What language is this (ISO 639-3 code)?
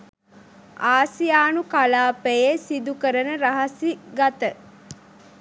sin